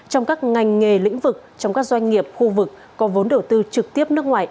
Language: Vietnamese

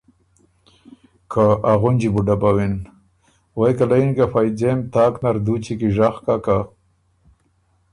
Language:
Ormuri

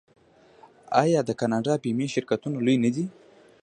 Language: Pashto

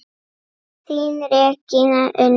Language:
Icelandic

